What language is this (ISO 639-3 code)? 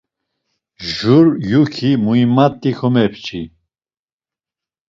lzz